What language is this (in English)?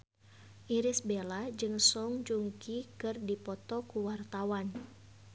Sundanese